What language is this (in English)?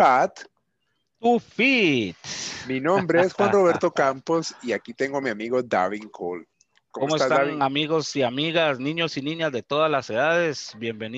Spanish